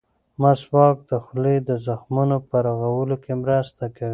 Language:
Pashto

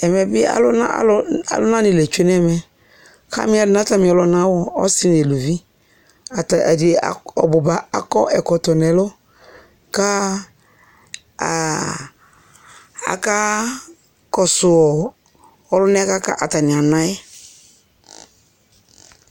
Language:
Ikposo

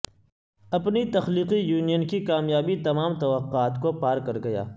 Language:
Urdu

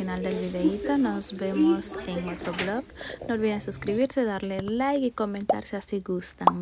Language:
Spanish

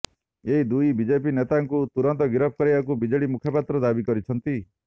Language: Odia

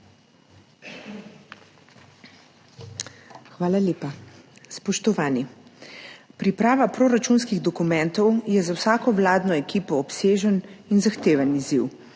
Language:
Slovenian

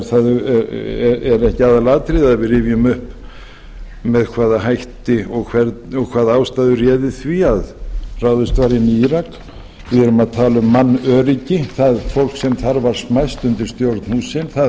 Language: Icelandic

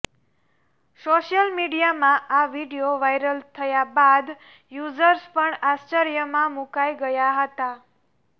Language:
Gujarati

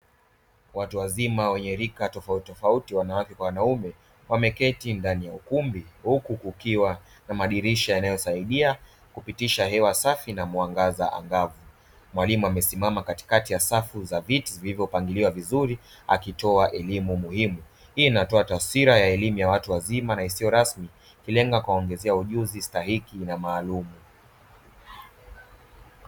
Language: Swahili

